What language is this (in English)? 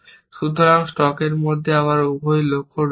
Bangla